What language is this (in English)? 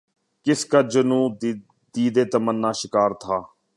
Urdu